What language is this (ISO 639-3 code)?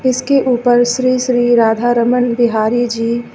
hin